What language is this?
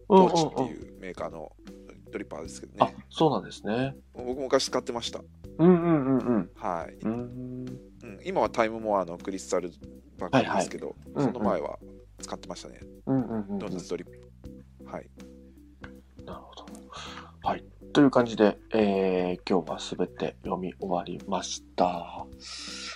Japanese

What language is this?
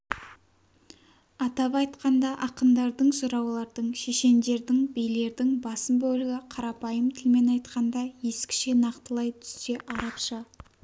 Kazakh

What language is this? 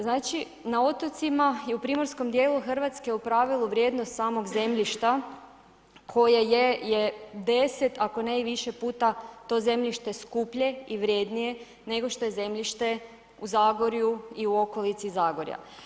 Croatian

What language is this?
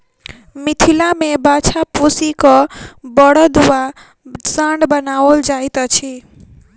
Maithili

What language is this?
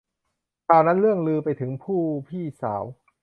Thai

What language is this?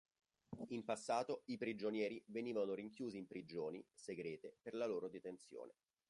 Italian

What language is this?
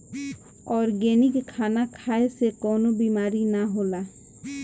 Bhojpuri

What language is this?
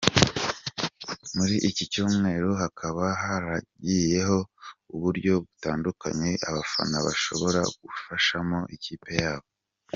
Kinyarwanda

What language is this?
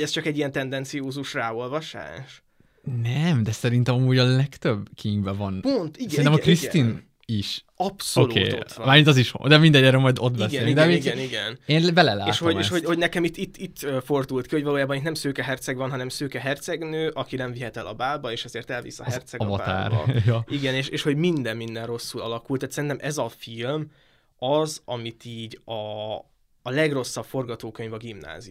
Hungarian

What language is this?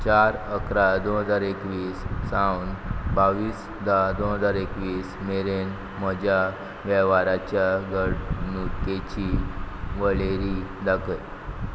Konkani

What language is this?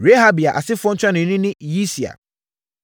Akan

